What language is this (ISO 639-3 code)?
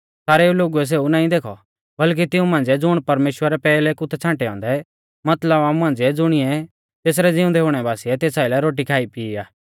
bfz